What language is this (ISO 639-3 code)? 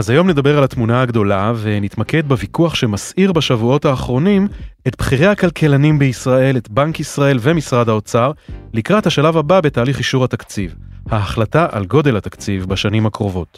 heb